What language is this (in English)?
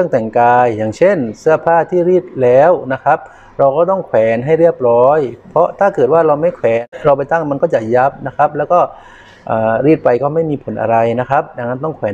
Thai